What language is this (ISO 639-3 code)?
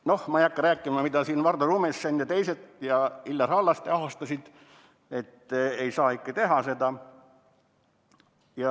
est